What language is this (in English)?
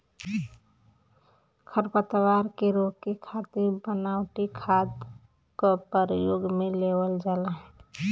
Bhojpuri